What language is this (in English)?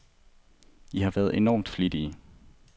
Danish